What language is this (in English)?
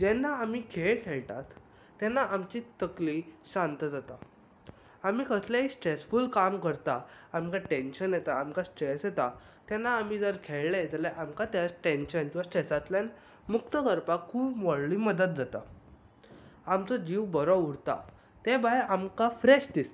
Konkani